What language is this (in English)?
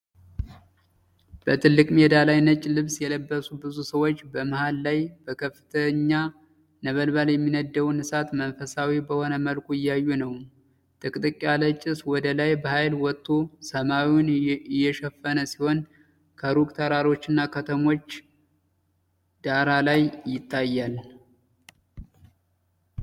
Amharic